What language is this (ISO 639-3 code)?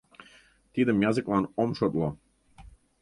chm